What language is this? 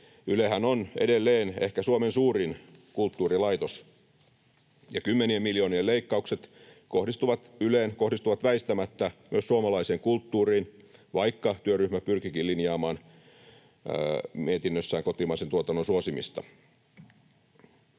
Finnish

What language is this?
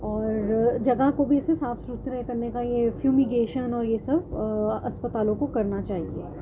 Urdu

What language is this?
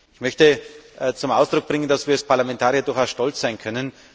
German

